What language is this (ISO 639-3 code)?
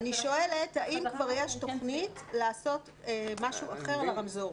heb